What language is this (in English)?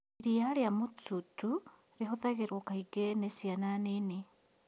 Kikuyu